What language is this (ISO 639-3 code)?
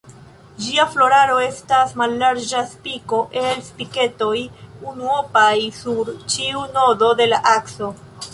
epo